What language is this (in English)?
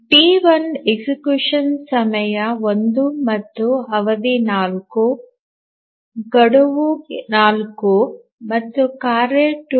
Kannada